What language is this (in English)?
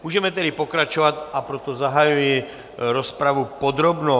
Czech